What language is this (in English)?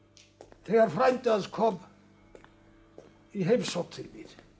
Icelandic